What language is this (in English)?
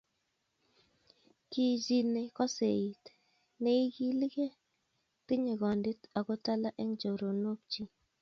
Kalenjin